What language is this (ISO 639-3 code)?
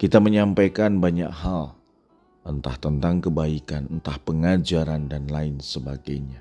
ind